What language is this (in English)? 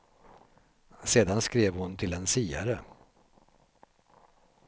Swedish